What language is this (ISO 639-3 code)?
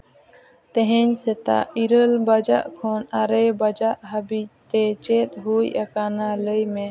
sat